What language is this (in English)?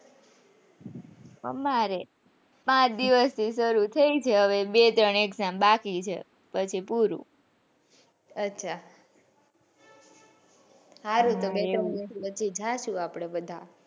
Gujarati